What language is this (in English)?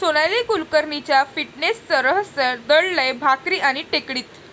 Marathi